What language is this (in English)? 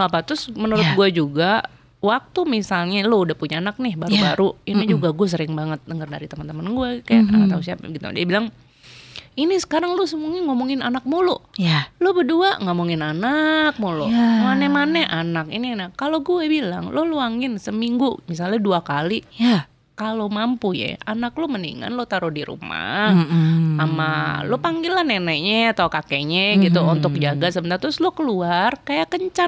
Indonesian